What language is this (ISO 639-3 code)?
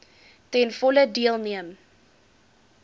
afr